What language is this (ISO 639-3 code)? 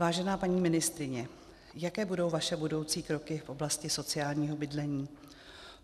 ces